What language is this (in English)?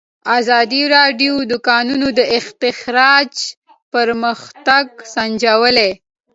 Pashto